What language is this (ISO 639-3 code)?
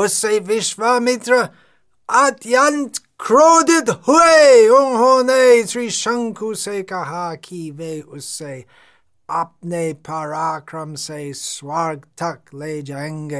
hin